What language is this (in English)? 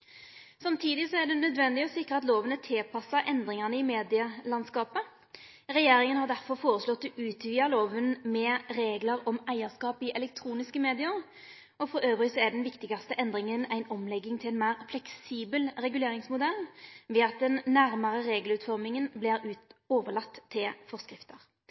Norwegian Nynorsk